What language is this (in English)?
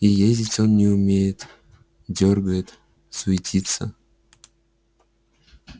Russian